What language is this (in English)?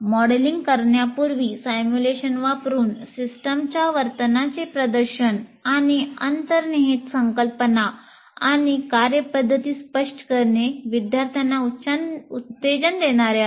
Marathi